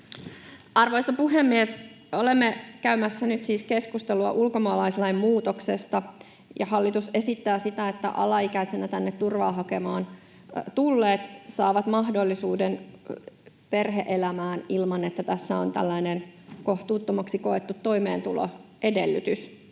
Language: Finnish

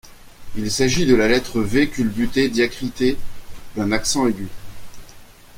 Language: French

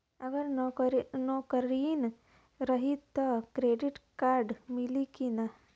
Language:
Bhojpuri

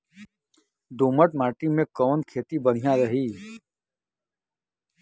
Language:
Bhojpuri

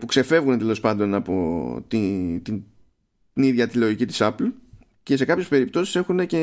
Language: Greek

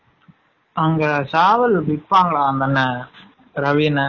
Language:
Tamil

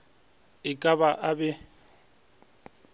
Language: Northern Sotho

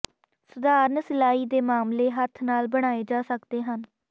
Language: Punjabi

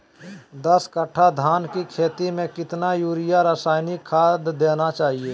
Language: Magahi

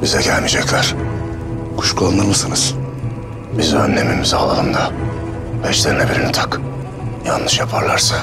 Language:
Turkish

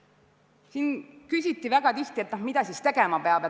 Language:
Estonian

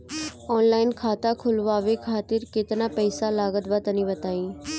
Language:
Bhojpuri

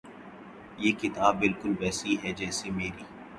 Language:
Urdu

